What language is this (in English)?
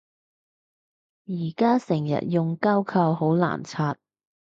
Cantonese